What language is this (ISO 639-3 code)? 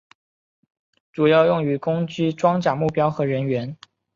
zho